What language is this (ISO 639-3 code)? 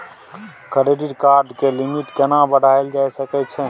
mai